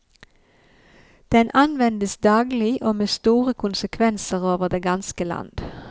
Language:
Norwegian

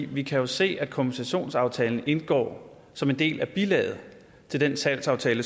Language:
Danish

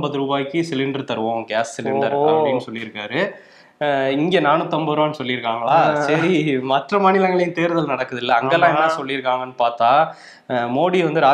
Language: Tamil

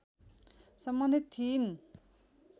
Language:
Nepali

